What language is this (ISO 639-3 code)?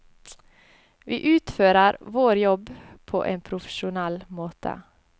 nor